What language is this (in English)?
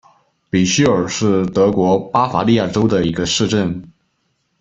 Chinese